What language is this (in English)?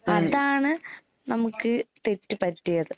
Malayalam